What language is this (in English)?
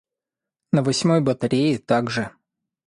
Russian